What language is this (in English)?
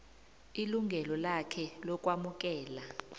South Ndebele